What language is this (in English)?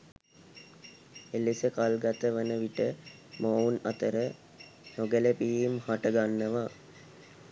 Sinhala